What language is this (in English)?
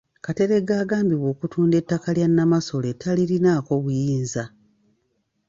Ganda